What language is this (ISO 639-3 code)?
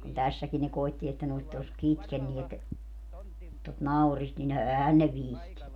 fin